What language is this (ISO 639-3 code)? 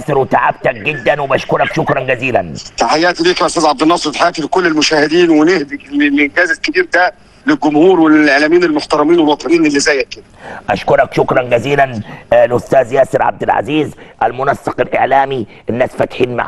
ara